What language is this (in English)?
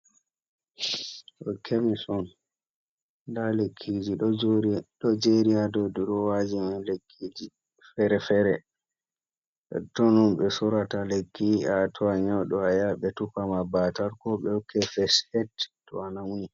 Fula